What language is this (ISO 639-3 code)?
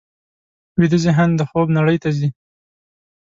pus